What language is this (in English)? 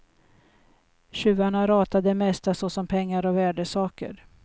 Swedish